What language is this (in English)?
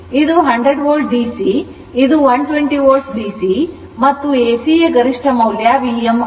Kannada